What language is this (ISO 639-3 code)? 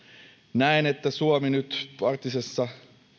fin